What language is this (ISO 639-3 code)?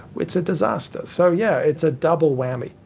eng